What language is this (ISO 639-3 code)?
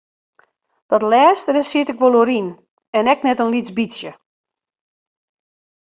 fry